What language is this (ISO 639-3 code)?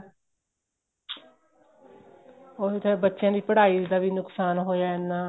pan